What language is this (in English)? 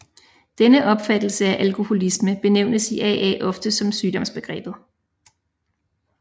Danish